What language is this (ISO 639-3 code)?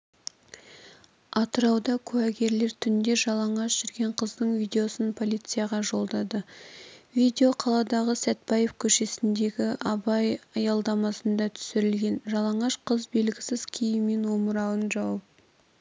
kaz